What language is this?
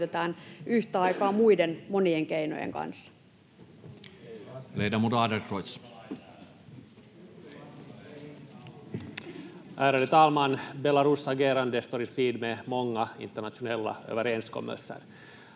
Finnish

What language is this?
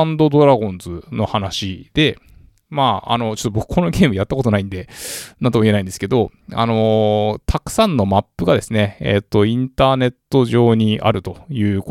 Japanese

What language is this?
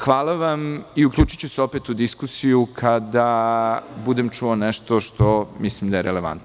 Serbian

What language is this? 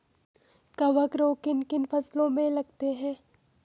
Hindi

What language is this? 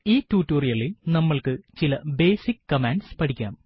Malayalam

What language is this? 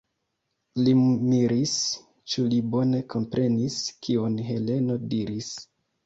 Esperanto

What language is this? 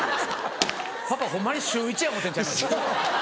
Japanese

